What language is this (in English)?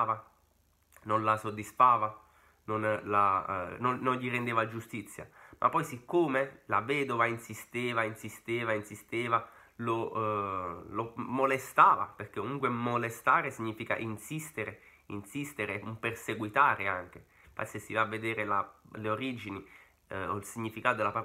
Italian